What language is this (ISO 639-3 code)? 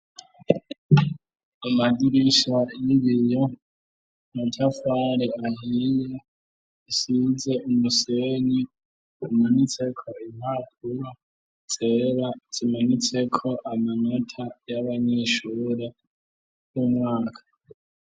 run